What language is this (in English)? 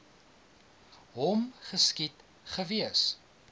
Afrikaans